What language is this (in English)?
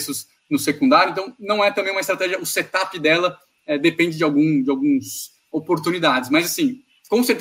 Portuguese